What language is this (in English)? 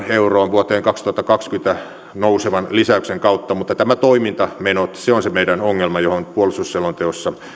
Finnish